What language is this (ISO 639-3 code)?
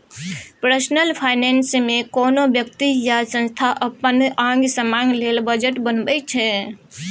mai